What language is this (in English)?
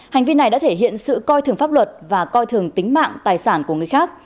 Vietnamese